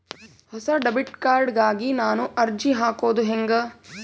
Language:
Kannada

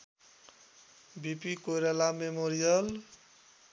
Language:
Nepali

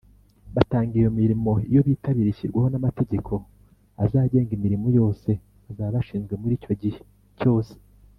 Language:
Kinyarwanda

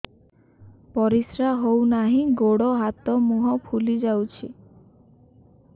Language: Odia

